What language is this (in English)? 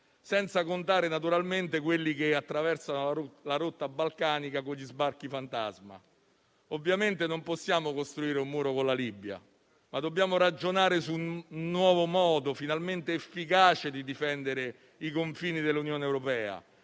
Italian